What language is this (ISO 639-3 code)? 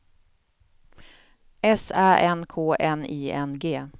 swe